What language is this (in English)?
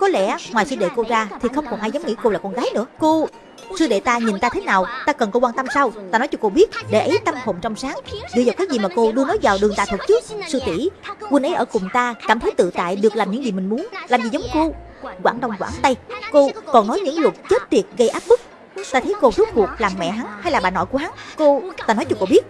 Vietnamese